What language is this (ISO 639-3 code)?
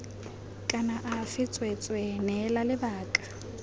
tsn